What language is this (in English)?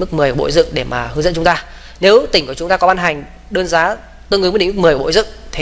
Vietnamese